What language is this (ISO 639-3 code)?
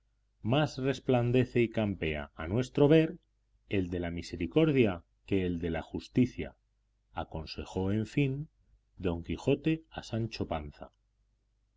spa